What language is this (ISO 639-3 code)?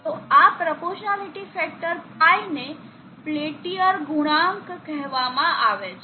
guj